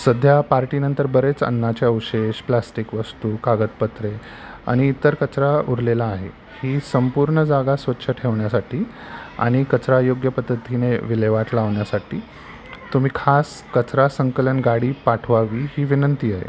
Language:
Marathi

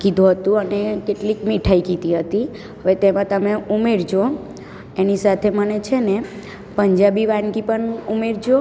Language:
Gujarati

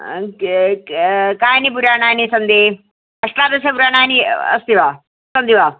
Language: Sanskrit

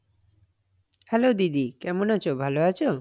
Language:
Bangla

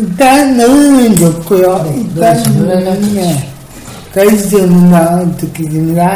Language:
Korean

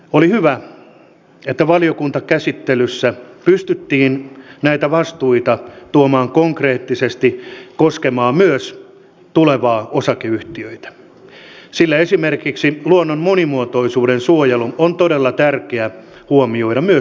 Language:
Finnish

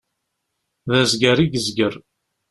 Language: Kabyle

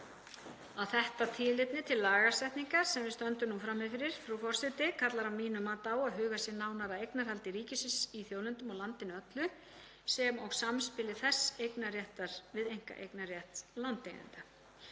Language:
Icelandic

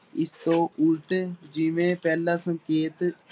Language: Punjabi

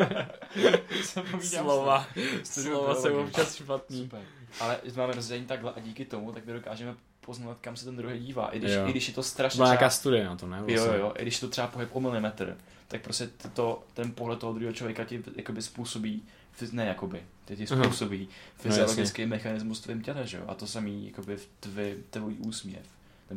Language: Czech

